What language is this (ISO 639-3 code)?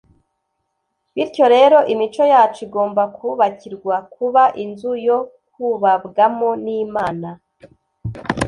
kin